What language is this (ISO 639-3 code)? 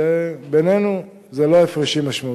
heb